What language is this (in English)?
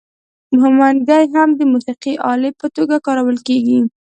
Pashto